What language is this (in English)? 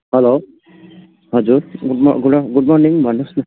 Nepali